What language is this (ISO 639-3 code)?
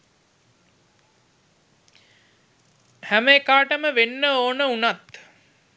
sin